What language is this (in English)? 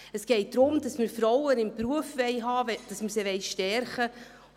Swiss German